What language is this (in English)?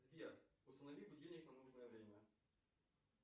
Russian